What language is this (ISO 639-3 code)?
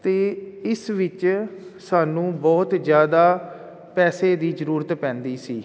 pan